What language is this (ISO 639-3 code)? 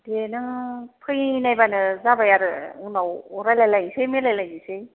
brx